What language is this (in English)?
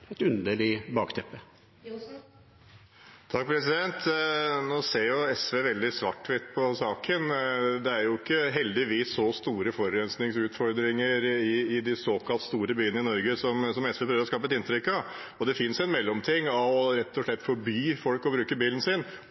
Norwegian Bokmål